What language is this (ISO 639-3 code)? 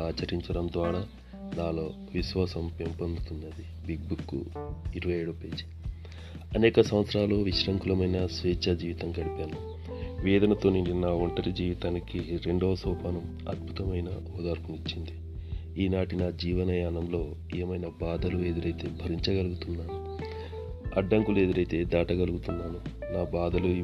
tel